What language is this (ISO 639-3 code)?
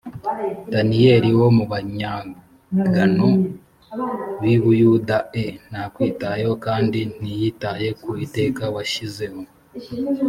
kin